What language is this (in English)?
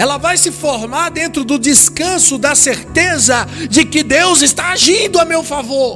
Portuguese